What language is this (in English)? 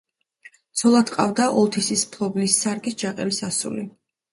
Georgian